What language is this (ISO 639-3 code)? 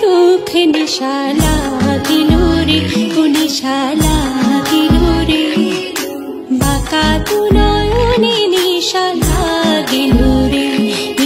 hin